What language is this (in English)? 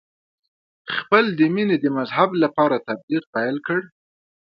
Pashto